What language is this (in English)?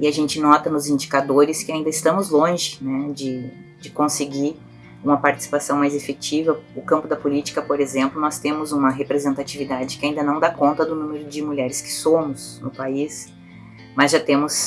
Portuguese